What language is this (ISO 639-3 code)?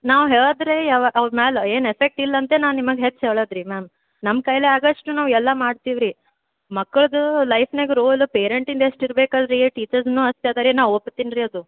kan